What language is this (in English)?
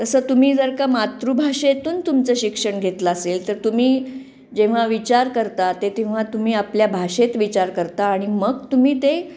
Marathi